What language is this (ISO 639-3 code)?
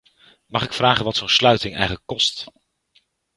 nld